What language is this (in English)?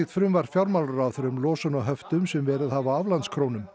Icelandic